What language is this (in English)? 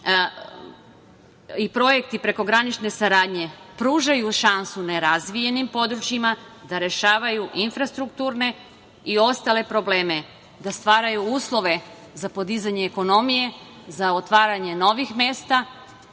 Serbian